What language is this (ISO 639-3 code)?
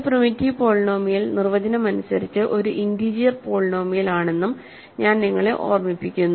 mal